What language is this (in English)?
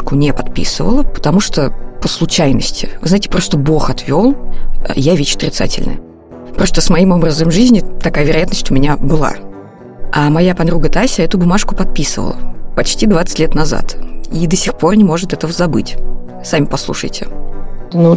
Russian